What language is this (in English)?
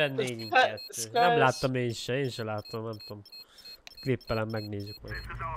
Hungarian